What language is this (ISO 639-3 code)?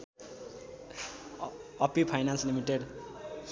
nep